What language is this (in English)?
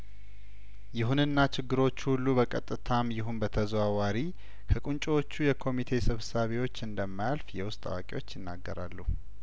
Amharic